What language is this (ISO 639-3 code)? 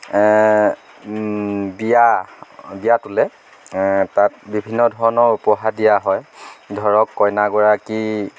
asm